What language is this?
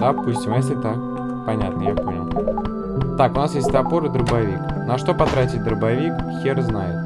Russian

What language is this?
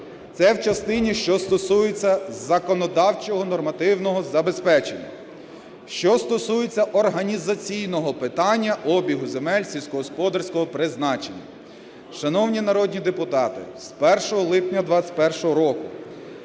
Ukrainian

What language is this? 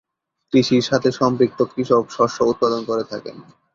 Bangla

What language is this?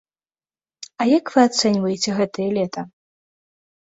Belarusian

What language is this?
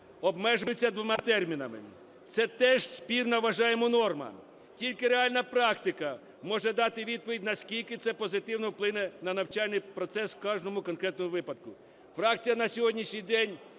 Ukrainian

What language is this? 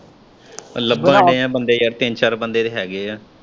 Punjabi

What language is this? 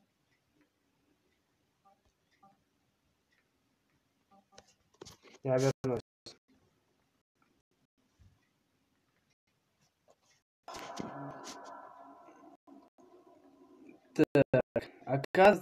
Russian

